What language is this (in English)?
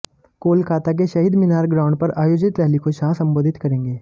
Hindi